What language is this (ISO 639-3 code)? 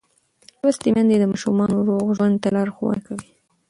pus